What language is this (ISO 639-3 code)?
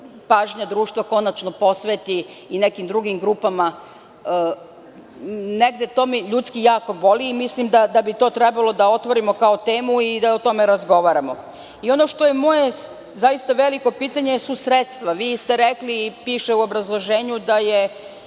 srp